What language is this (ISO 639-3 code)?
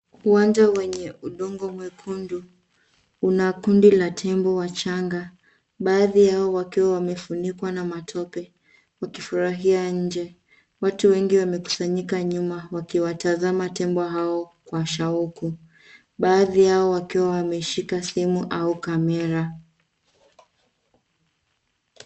swa